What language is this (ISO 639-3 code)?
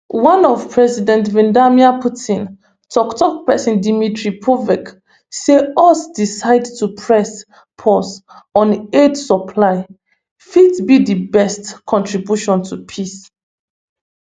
pcm